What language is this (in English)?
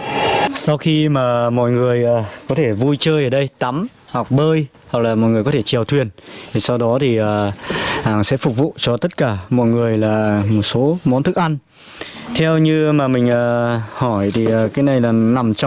Vietnamese